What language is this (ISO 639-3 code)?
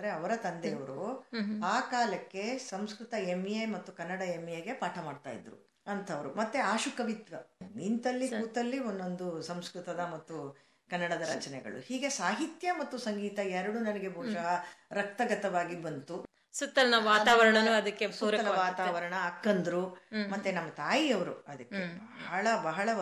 kan